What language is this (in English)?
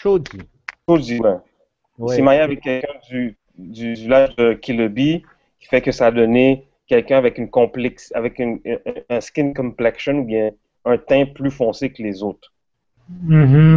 French